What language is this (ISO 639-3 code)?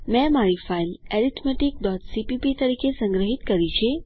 guj